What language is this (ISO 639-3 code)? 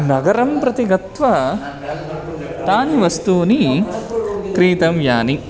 san